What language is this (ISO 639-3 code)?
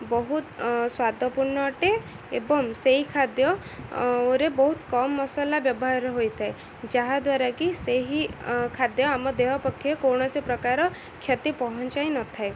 ori